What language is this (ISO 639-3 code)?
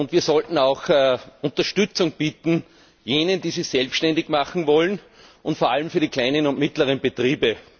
deu